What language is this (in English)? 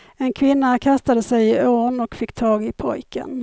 Swedish